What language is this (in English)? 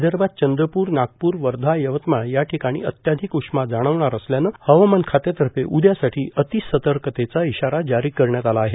Marathi